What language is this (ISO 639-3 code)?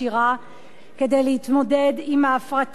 heb